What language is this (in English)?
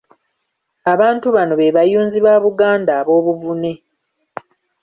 Ganda